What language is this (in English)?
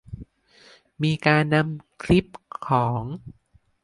Thai